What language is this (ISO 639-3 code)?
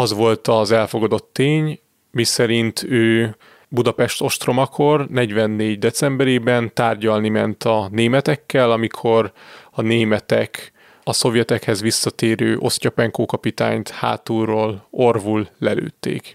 hun